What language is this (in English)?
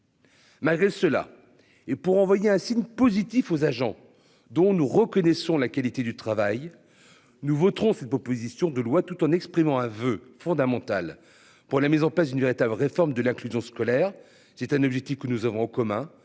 French